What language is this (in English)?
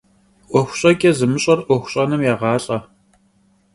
Kabardian